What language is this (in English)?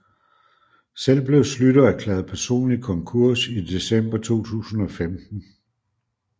Danish